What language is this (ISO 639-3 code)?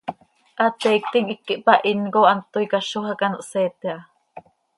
sei